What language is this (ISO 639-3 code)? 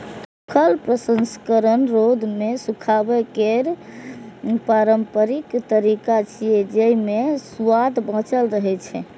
mai